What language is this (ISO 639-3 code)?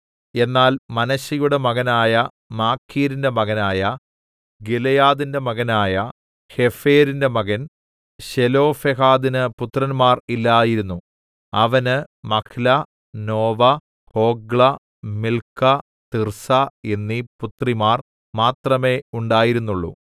mal